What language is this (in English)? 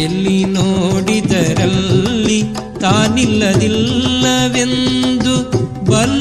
Kannada